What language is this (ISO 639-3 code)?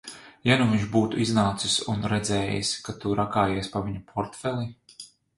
lav